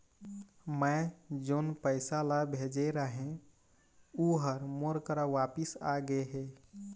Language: Chhattisgarhi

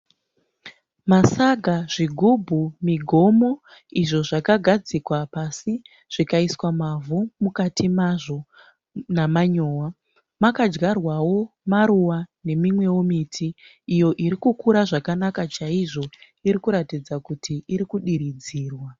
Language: Shona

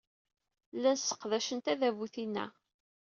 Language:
Kabyle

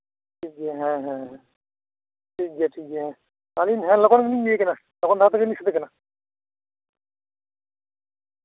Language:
Santali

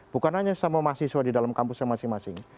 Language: Indonesian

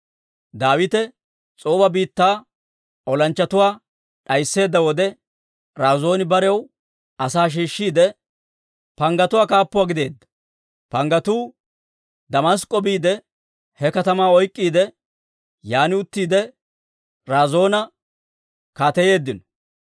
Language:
Dawro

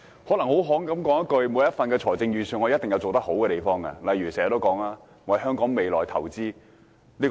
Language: Cantonese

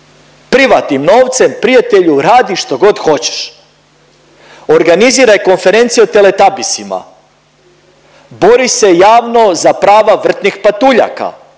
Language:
Croatian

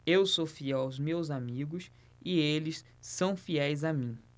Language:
Portuguese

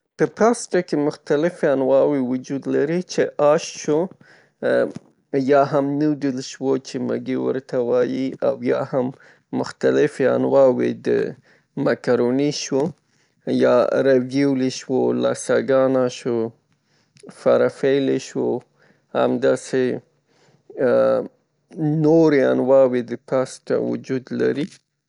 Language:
Pashto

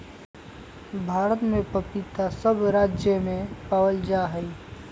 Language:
Magahi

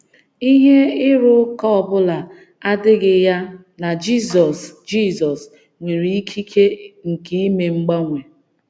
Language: Igbo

